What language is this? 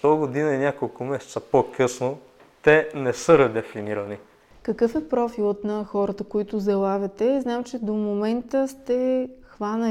Bulgarian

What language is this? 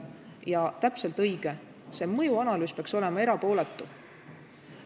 Estonian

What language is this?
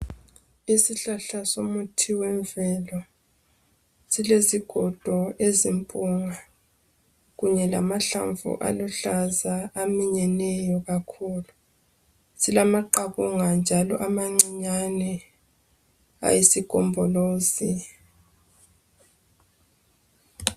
North Ndebele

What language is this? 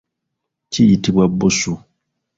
Ganda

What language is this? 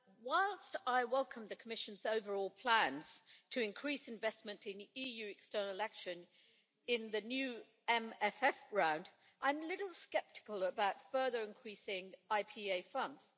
English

